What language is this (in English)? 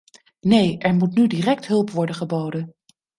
Dutch